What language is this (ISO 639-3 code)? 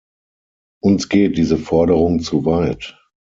deu